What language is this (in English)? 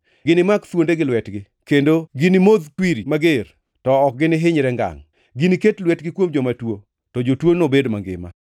Luo (Kenya and Tanzania)